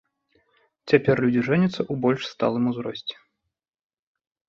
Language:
Belarusian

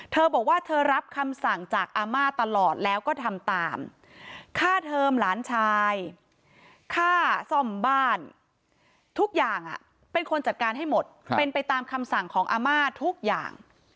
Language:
Thai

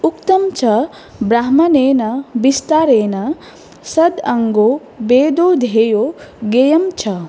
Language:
Sanskrit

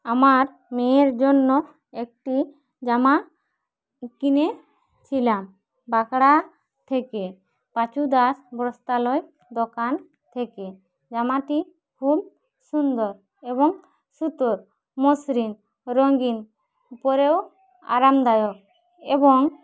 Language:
Bangla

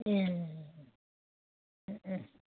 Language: Bodo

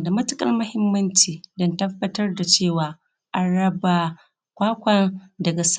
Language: Hausa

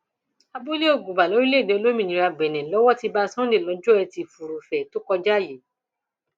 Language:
Yoruba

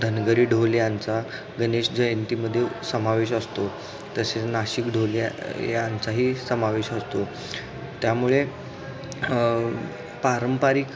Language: Marathi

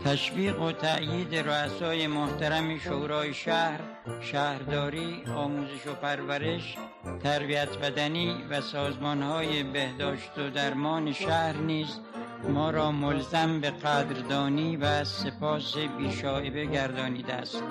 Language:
Persian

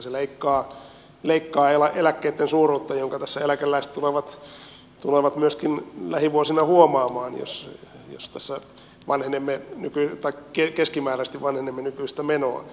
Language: Finnish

